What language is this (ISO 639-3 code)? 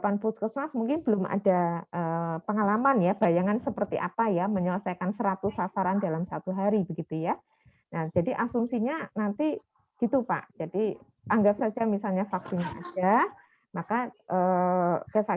ind